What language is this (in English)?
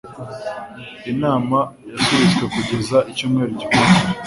Kinyarwanda